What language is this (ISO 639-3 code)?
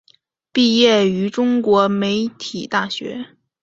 zho